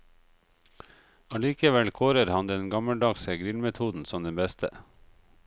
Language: Norwegian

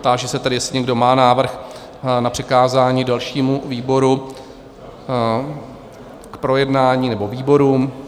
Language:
Czech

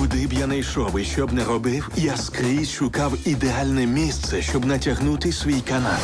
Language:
Ukrainian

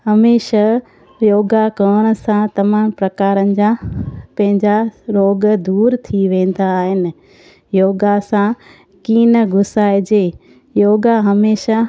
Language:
Sindhi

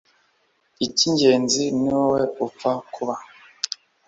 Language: Kinyarwanda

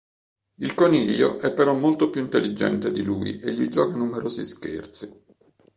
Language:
Italian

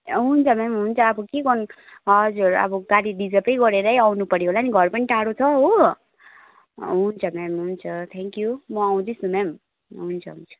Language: Nepali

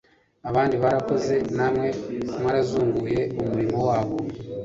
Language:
Kinyarwanda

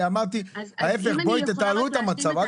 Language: Hebrew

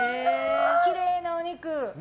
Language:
Japanese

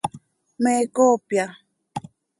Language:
Seri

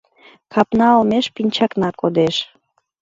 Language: Mari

